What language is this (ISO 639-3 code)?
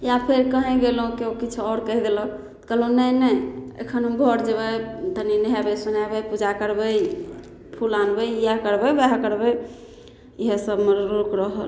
mai